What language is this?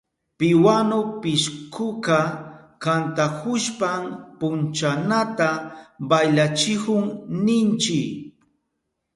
Southern Pastaza Quechua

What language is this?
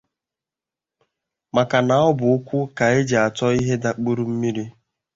Igbo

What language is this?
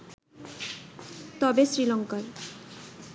Bangla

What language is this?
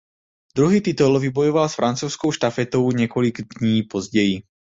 Czech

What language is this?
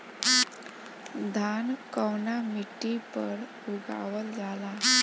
Bhojpuri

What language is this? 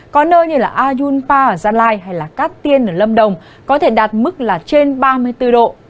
Vietnamese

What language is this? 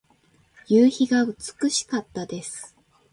Japanese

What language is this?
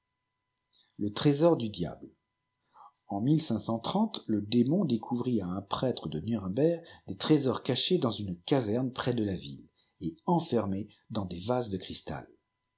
French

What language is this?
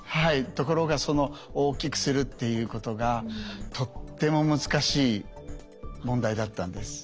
Japanese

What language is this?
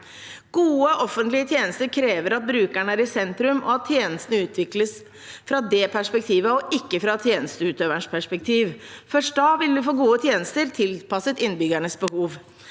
Norwegian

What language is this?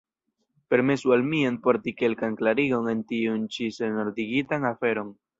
Esperanto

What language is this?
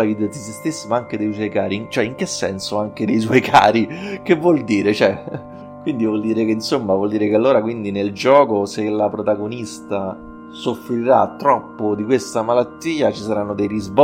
Italian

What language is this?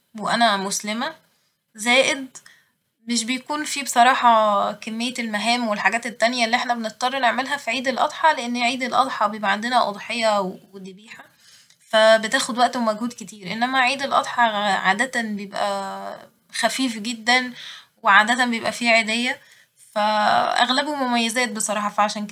Egyptian Arabic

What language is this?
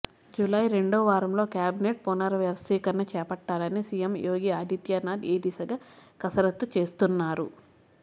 Telugu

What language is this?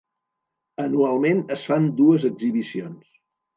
Catalan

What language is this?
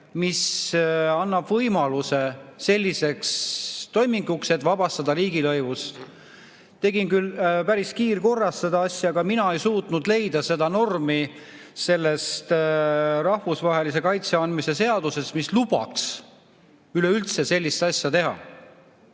Estonian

